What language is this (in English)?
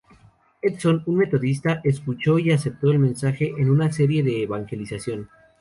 Spanish